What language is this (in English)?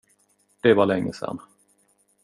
Swedish